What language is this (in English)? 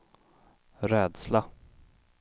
Swedish